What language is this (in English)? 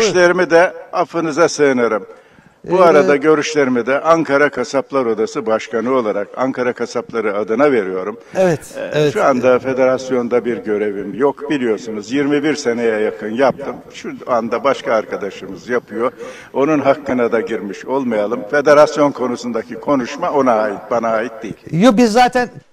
Turkish